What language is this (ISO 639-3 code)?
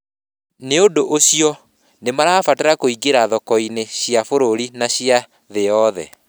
kik